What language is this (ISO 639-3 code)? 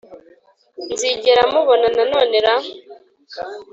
kin